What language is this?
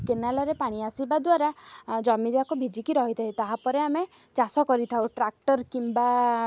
Odia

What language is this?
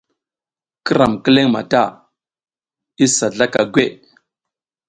South Giziga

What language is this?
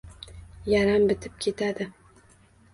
Uzbek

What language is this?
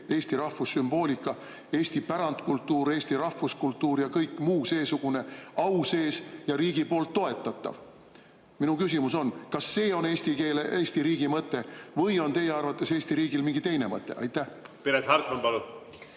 Estonian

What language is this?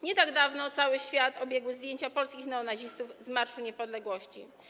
Polish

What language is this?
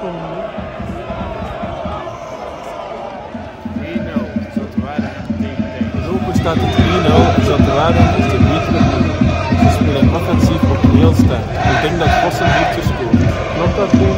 Dutch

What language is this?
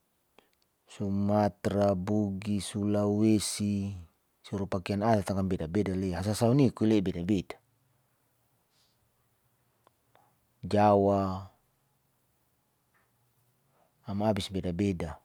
Saleman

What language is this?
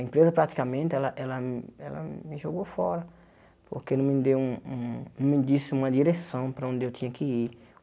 Portuguese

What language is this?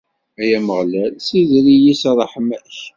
Kabyle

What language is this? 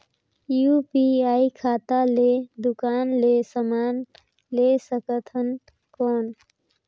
Chhattisgarhi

